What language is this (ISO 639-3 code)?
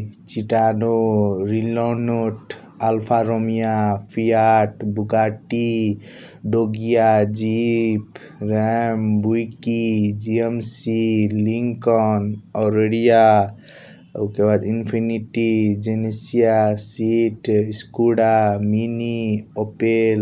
thq